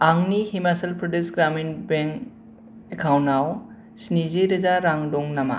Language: Bodo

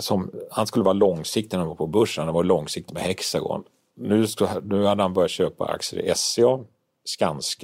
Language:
Swedish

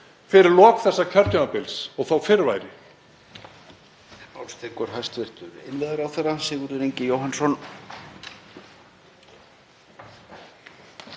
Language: Icelandic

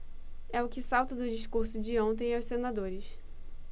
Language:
Portuguese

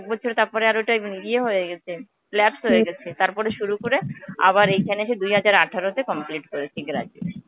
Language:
Bangla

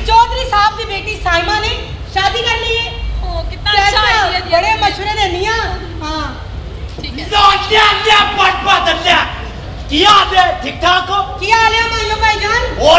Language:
Hindi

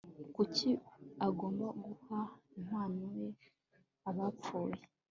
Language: Kinyarwanda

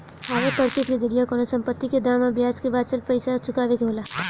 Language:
Bhojpuri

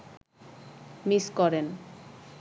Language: Bangla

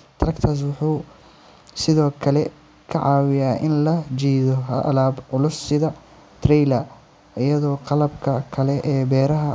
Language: Somali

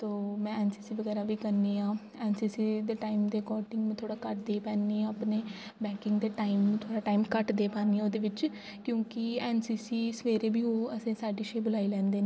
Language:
Dogri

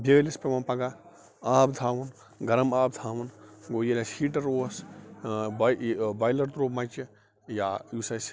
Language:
Kashmiri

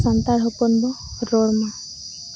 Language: Santali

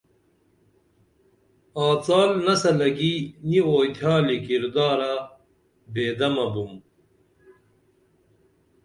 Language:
Dameli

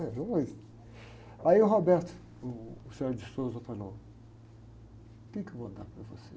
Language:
Portuguese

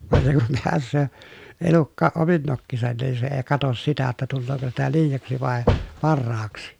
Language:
Finnish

